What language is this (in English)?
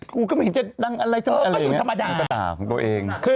Thai